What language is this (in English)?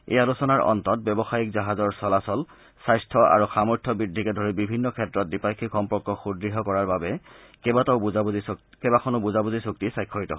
Assamese